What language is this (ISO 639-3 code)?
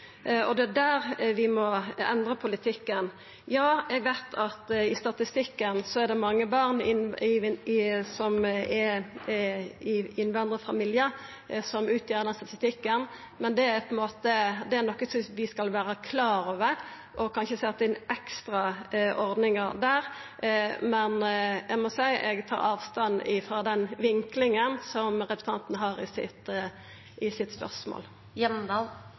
nno